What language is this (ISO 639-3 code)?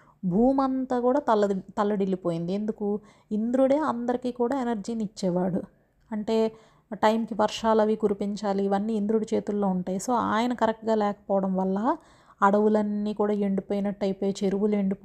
tel